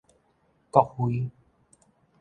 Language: Min Nan Chinese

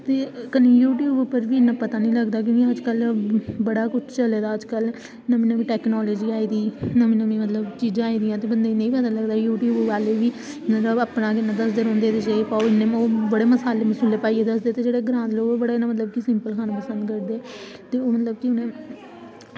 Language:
Dogri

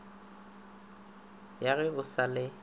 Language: Northern Sotho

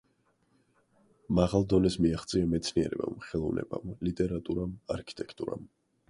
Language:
Georgian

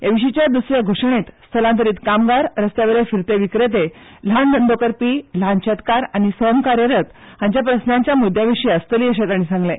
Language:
Konkani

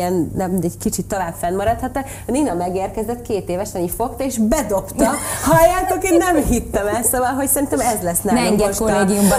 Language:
Hungarian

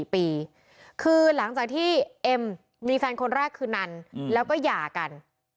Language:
Thai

